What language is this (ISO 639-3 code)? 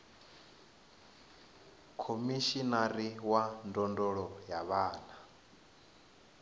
ven